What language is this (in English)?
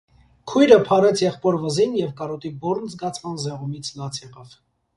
Armenian